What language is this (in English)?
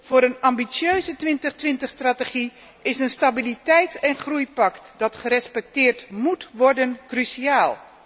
Dutch